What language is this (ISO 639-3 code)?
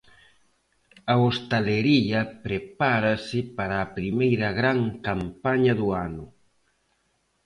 glg